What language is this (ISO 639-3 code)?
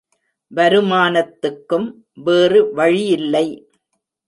tam